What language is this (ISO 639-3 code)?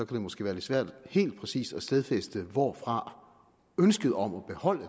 dan